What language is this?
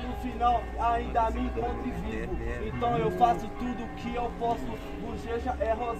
Portuguese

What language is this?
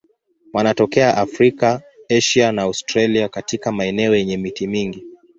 Swahili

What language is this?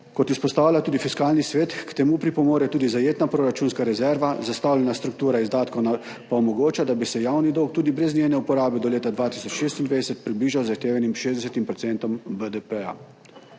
Slovenian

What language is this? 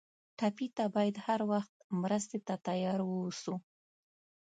Pashto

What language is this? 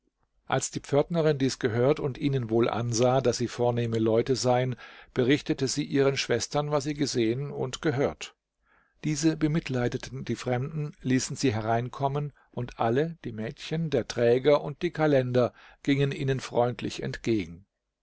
German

